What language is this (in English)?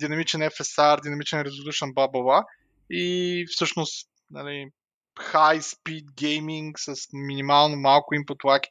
Bulgarian